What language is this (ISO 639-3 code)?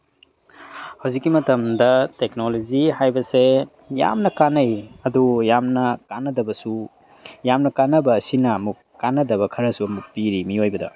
mni